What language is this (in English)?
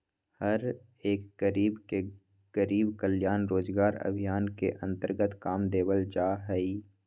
Magahi